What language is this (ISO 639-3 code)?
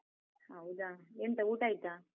kan